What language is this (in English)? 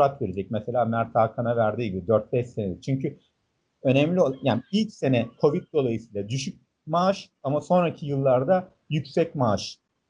Turkish